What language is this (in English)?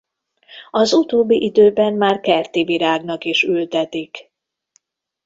Hungarian